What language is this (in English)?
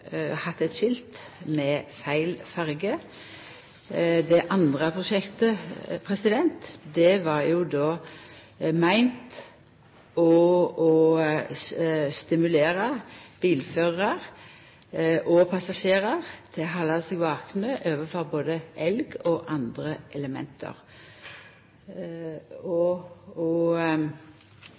Norwegian Nynorsk